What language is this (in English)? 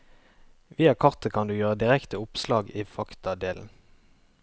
Norwegian